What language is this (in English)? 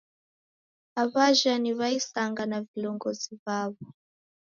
Taita